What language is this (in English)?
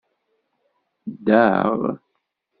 Kabyle